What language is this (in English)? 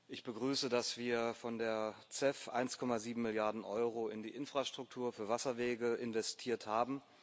German